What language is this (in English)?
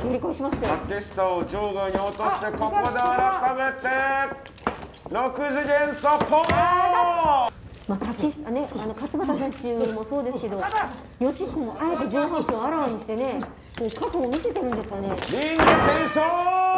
Japanese